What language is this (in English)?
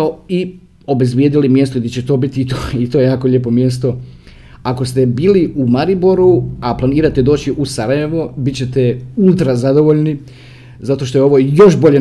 Croatian